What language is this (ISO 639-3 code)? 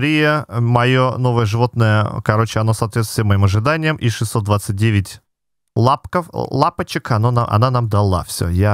rus